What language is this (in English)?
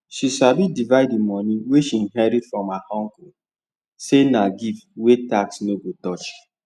Nigerian Pidgin